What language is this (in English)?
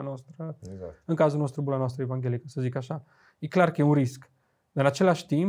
Romanian